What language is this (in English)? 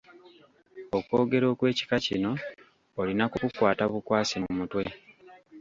Ganda